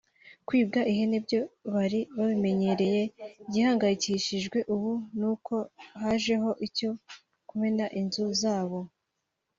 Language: Kinyarwanda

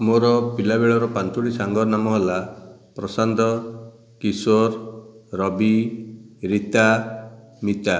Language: Odia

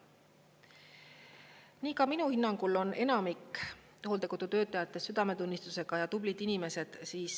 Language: Estonian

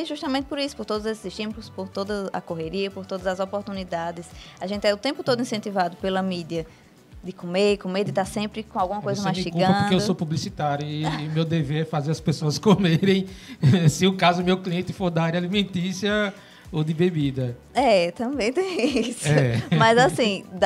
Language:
Portuguese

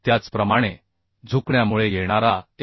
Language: Marathi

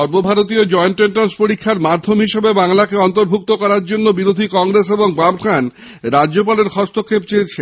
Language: Bangla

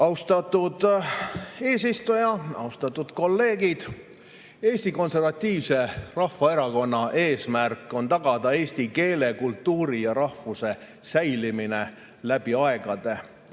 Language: Estonian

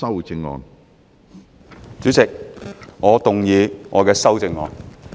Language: Cantonese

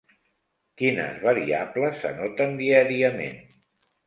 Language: Catalan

